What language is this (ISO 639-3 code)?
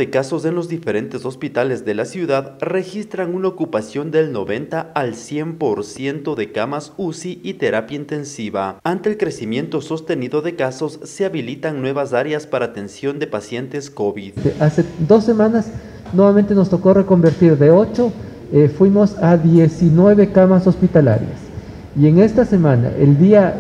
spa